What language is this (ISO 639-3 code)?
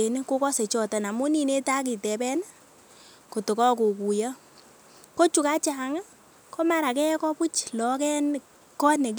kln